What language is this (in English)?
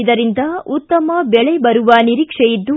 Kannada